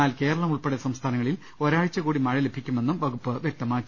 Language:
Malayalam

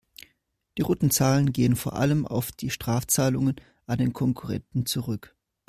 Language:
German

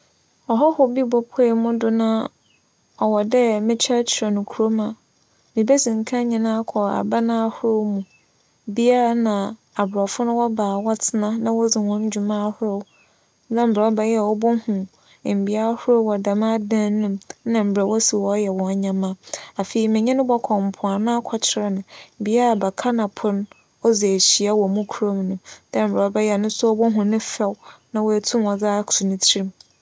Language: Akan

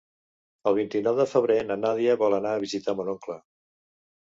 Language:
Catalan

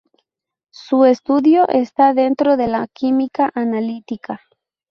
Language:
Spanish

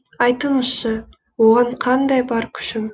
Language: Kazakh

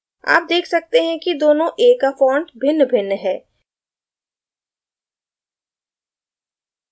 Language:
Hindi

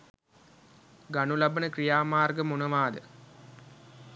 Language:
Sinhala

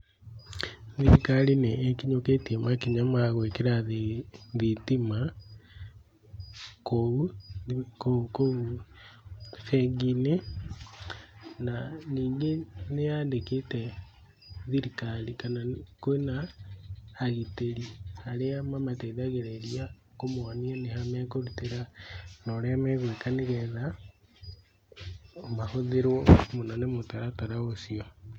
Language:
Kikuyu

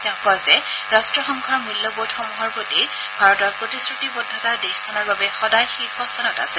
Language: Assamese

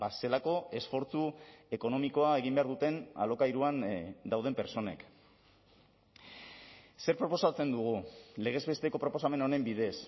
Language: Basque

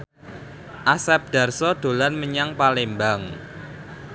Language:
Javanese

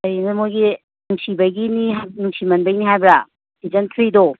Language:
Manipuri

